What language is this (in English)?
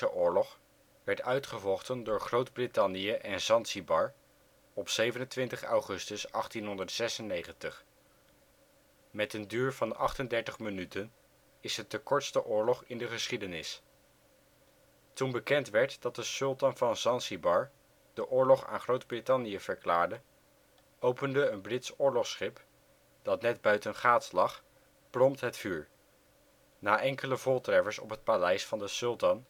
Dutch